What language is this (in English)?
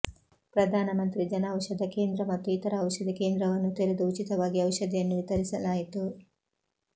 Kannada